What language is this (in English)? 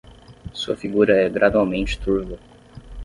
Portuguese